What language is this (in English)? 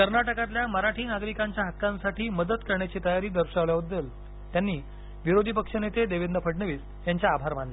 Marathi